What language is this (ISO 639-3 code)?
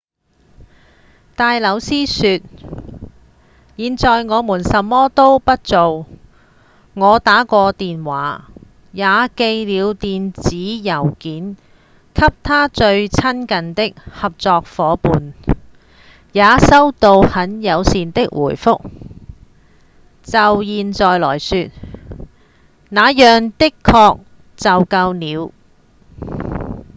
yue